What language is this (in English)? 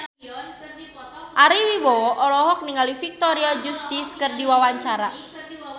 Sundanese